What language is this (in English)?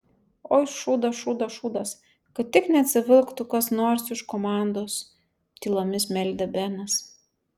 Lithuanian